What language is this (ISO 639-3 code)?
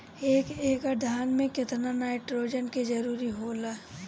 bho